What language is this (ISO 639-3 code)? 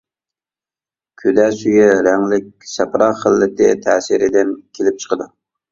uig